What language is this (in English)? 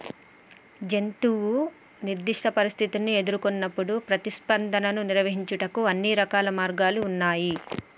Telugu